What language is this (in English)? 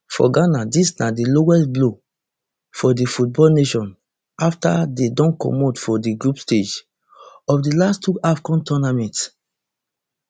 Nigerian Pidgin